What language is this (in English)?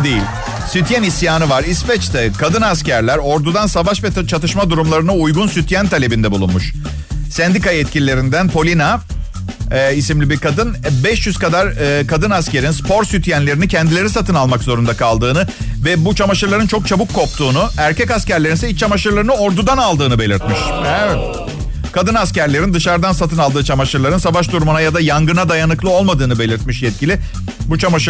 Turkish